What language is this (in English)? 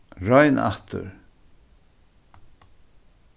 Faroese